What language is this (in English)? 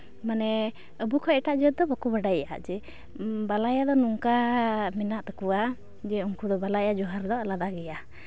Santali